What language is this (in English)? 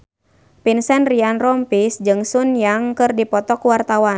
Sundanese